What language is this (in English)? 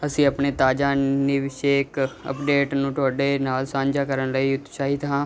Punjabi